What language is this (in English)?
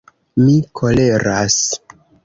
Esperanto